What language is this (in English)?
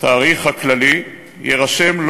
Hebrew